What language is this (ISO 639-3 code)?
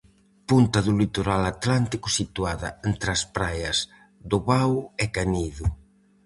glg